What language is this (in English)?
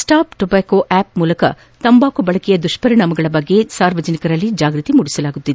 Kannada